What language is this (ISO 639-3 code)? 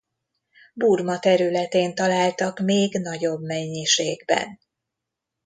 hun